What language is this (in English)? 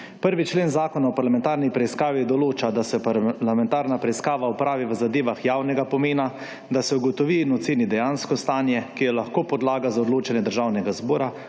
Slovenian